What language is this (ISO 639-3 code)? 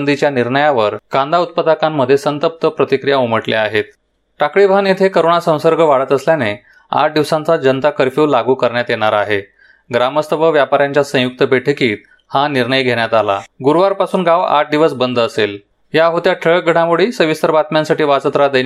mar